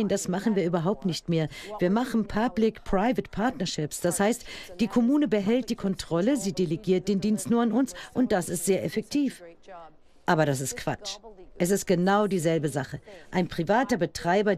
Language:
German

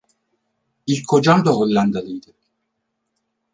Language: Turkish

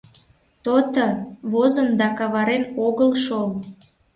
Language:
Mari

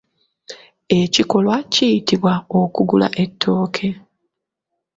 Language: Ganda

